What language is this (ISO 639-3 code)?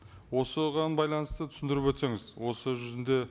kaz